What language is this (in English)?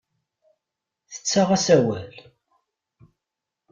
Kabyle